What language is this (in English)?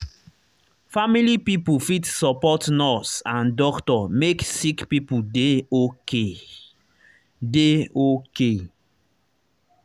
Nigerian Pidgin